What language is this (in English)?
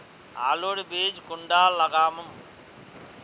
Magahi